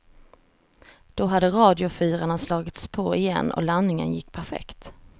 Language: Swedish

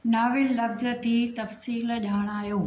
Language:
Sindhi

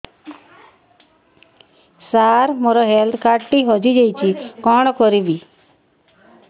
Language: Odia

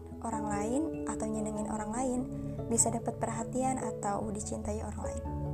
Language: Indonesian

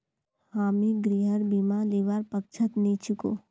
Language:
Magahi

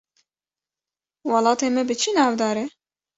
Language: Kurdish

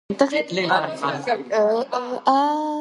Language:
Georgian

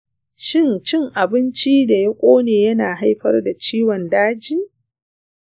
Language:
Hausa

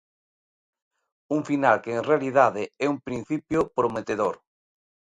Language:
Galician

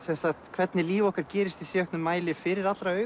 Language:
Icelandic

